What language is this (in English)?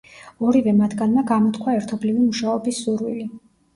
Georgian